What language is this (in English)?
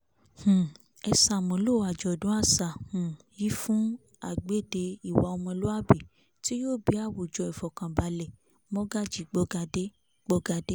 Yoruba